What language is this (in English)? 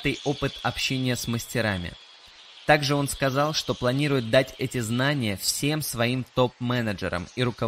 Russian